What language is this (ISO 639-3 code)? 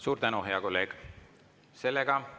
est